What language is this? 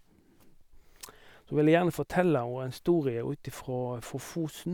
Norwegian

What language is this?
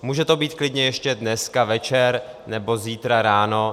Czech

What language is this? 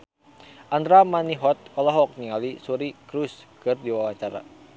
Sundanese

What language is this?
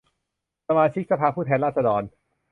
Thai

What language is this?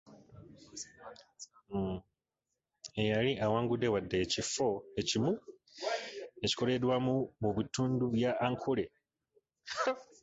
Ganda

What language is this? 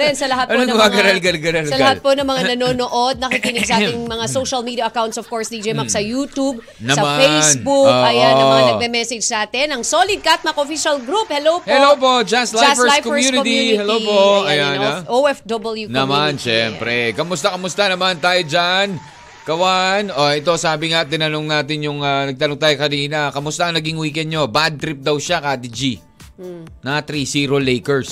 Filipino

